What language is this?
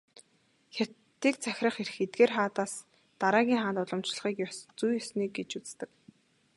Mongolian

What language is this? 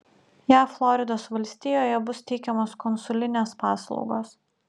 Lithuanian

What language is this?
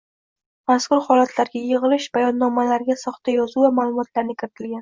Uzbek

